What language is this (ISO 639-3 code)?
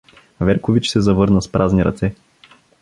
bul